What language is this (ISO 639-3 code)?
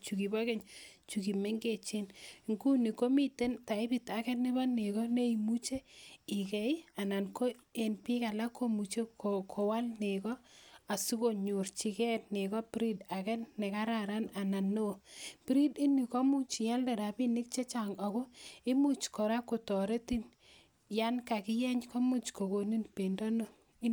kln